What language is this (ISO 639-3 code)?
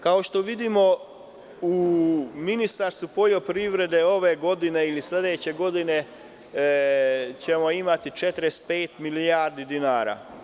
srp